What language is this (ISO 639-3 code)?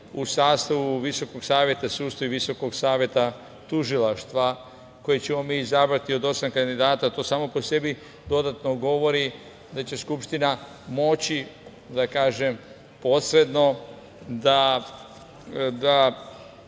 srp